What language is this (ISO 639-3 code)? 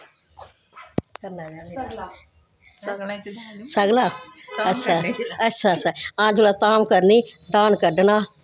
doi